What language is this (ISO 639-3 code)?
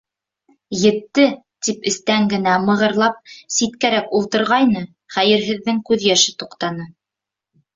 bak